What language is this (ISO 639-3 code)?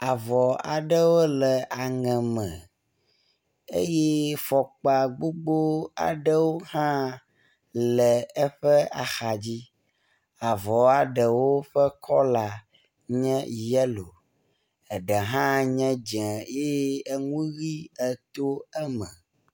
ewe